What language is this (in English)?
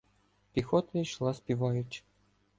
Ukrainian